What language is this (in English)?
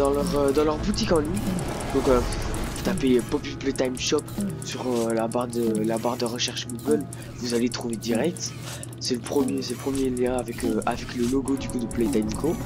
French